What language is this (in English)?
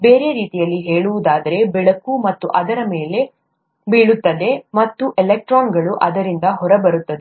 Kannada